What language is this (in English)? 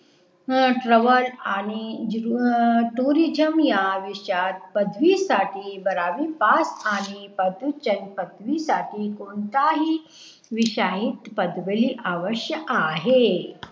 Marathi